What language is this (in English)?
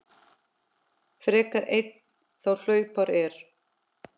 Icelandic